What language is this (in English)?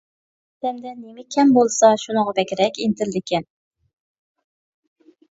Uyghur